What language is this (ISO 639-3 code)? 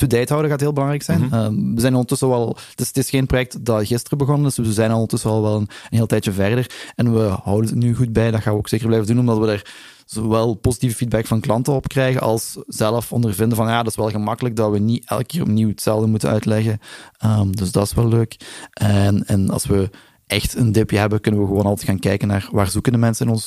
nld